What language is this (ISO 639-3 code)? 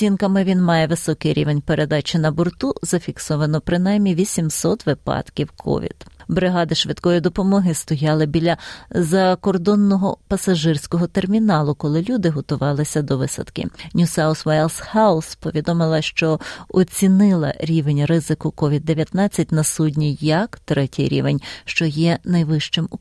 ukr